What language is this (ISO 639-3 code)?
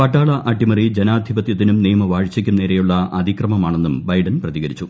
mal